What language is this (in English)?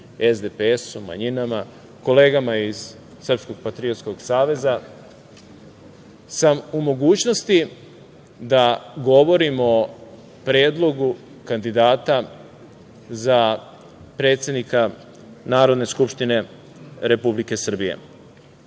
Serbian